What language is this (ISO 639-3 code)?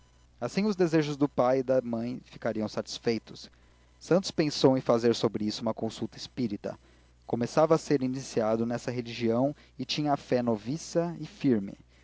por